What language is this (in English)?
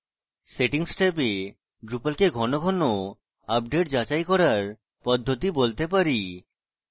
Bangla